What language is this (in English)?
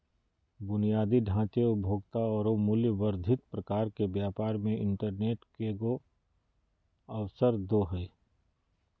Magahi